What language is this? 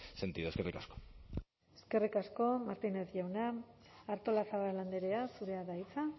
Basque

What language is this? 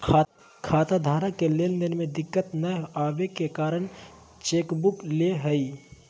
Magahi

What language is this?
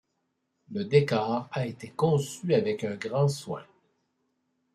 French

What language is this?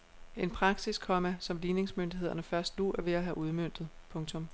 Danish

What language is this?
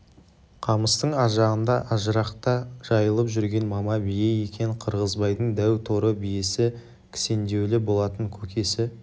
Kazakh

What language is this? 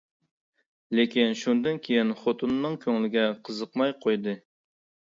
Uyghur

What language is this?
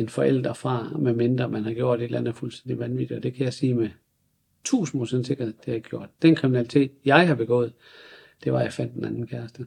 Danish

